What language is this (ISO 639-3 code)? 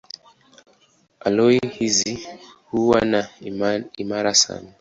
swa